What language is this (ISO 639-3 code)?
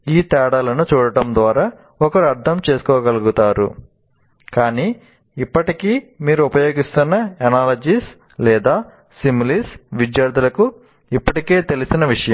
tel